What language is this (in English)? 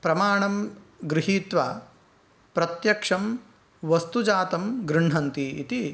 Sanskrit